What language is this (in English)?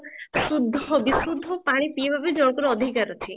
Odia